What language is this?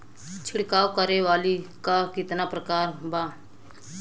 Bhojpuri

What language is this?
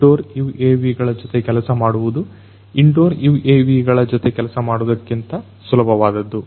Kannada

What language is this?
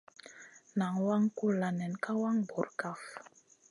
Masana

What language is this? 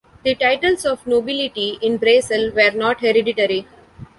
English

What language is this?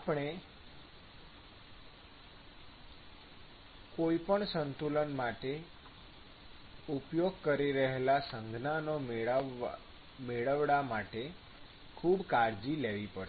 Gujarati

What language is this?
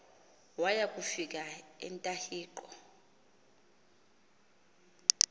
Xhosa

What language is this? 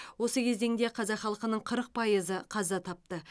Kazakh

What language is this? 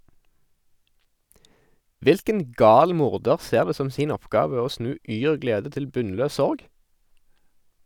Norwegian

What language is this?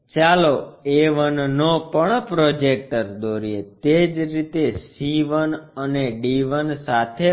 Gujarati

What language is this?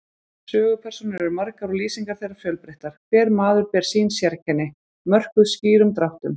Icelandic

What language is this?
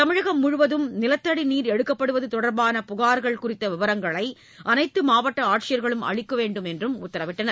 Tamil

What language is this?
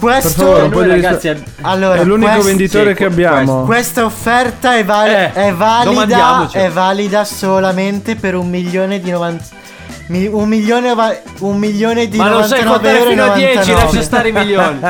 Italian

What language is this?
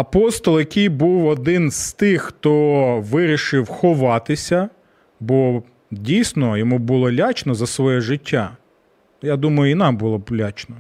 Ukrainian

